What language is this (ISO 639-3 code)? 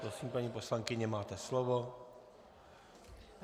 ces